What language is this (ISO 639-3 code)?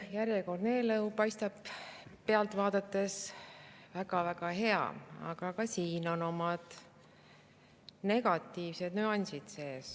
est